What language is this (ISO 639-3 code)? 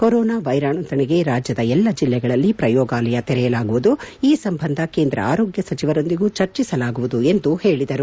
kan